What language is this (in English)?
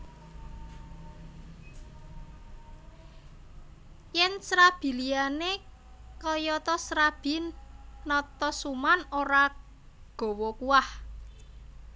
Javanese